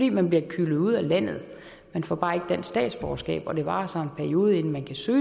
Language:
Danish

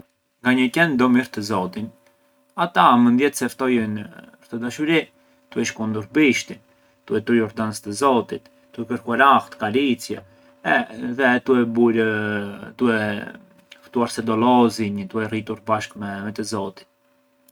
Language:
Arbëreshë Albanian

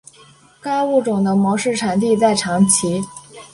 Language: Chinese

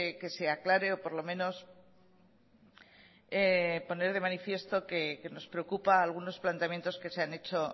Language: Spanish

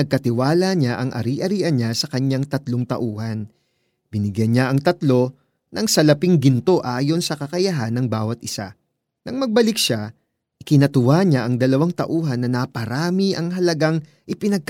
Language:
Filipino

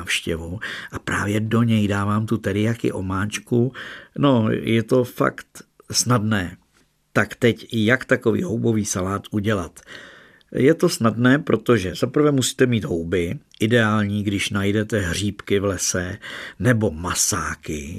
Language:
Czech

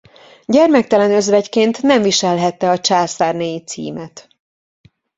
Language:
Hungarian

